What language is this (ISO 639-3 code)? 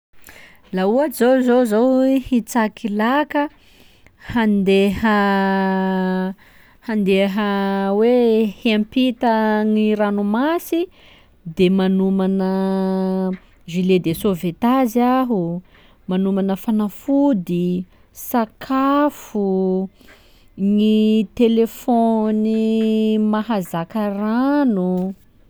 skg